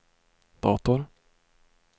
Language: Swedish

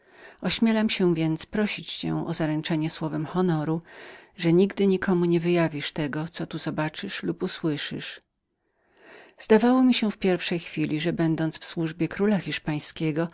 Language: Polish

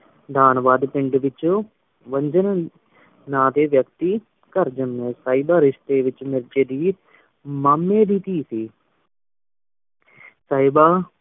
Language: Punjabi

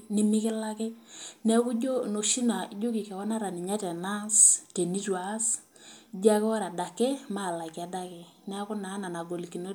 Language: Masai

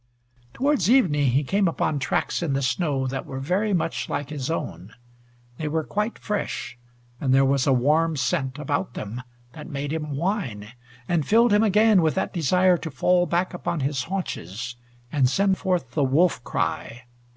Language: English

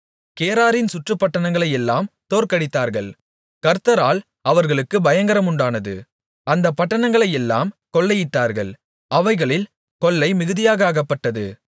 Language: Tamil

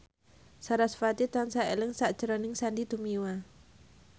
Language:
Javanese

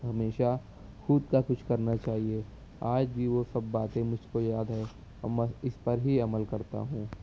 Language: Urdu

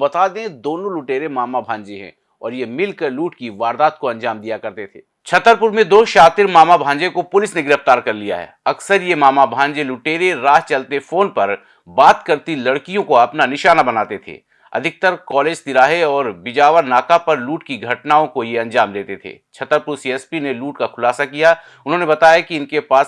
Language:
Hindi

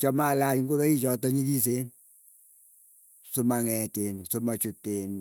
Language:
Keiyo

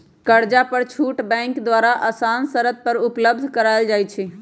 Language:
Magahi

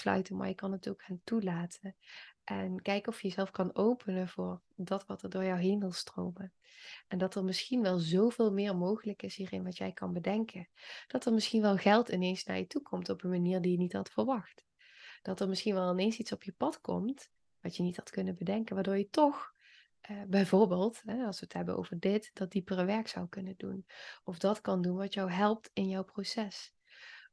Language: Dutch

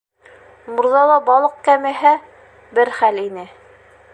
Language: Bashkir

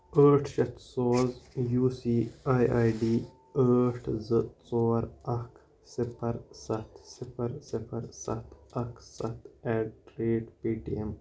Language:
Kashmiri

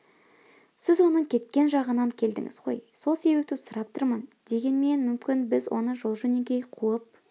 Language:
Kazakh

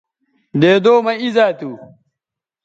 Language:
Bateri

